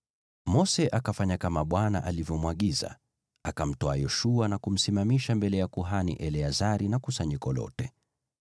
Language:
Swahili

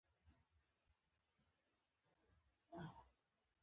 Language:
Pashto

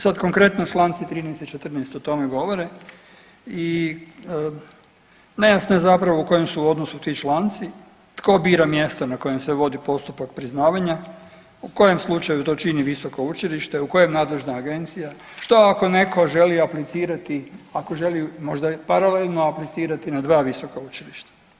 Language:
Croatian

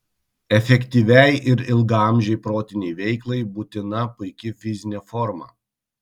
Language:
Lithuanian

